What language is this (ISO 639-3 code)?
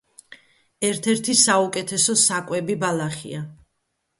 kat